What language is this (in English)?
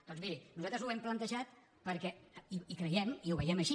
Catalan